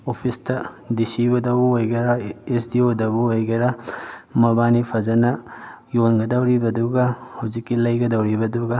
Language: Manipuri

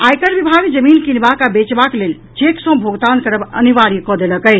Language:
Maithili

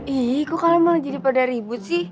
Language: Indonesian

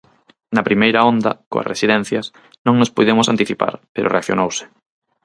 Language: Galician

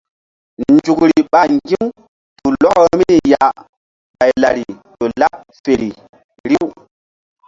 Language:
Mbum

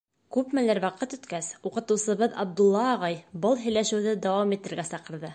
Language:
Bashkir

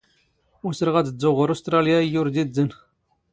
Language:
Standard Moroccan Tamazight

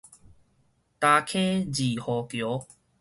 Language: Min Nan Chinese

